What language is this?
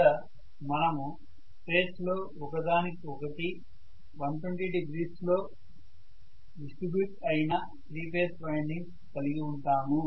Telugu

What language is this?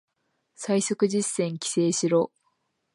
Japanese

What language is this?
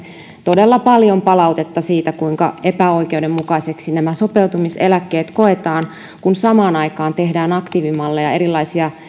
Finnish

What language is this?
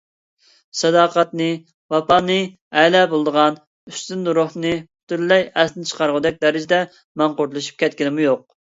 Uyghur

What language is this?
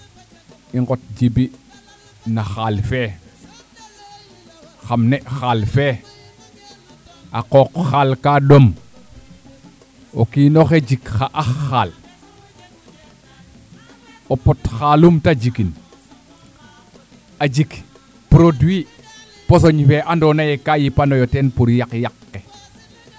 Serer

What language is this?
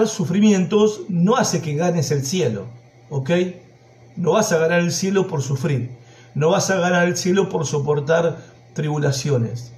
Spanish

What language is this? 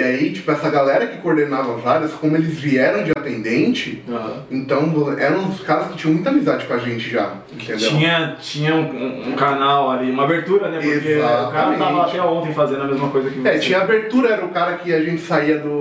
Portuguese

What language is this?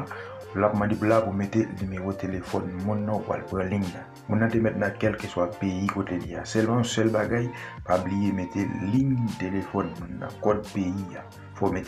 French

